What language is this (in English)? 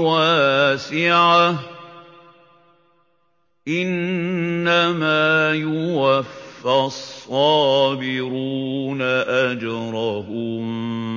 Arabic